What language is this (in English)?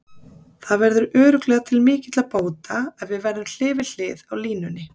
Icelandic